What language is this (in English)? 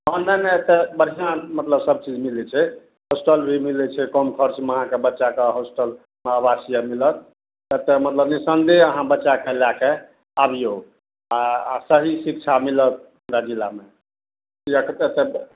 Maithili